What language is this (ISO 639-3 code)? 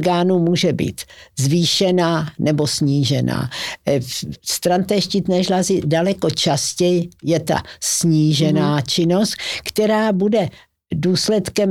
ces